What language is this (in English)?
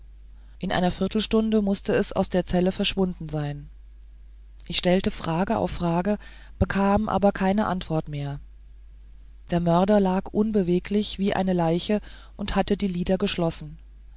German